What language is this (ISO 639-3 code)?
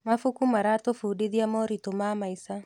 kik